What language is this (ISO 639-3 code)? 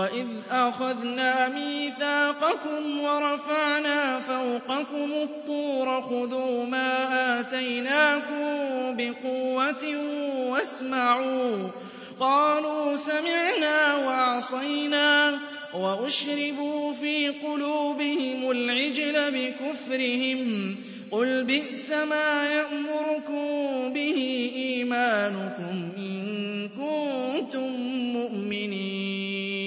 ara